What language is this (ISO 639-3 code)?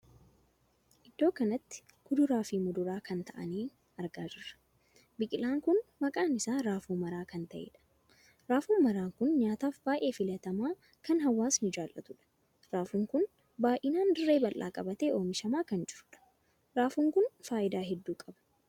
orm